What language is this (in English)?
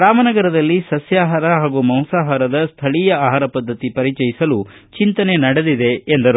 Kannada